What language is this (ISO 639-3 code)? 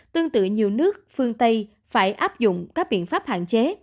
vie